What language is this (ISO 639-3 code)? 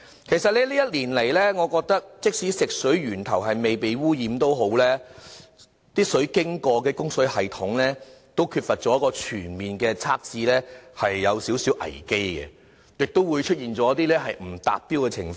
yue